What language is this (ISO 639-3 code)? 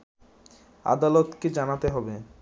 ben